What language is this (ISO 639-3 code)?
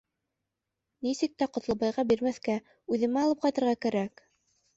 bak